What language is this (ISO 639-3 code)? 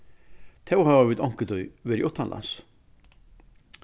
fao